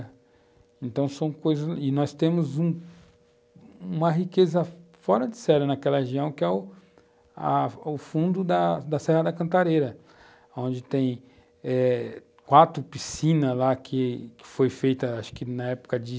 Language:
Portuguese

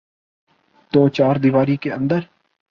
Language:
Urdu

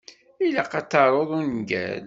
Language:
Kabyle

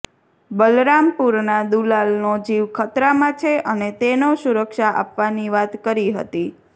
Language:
Gujarati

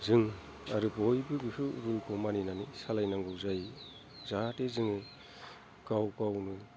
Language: Bodo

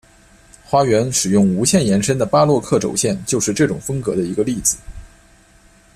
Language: Chinese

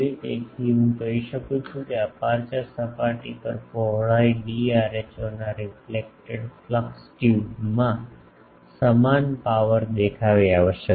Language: Gujarati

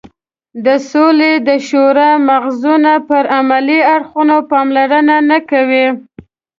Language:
Pashto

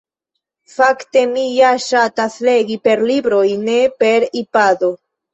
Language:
Esperanto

